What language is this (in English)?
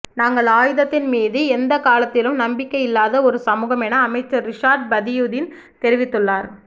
Tamil